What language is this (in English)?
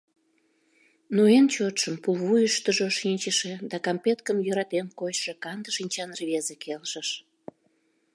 Mari